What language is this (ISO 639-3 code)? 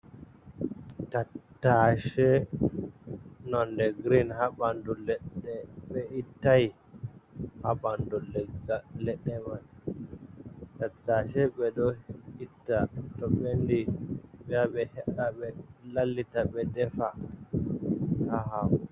ful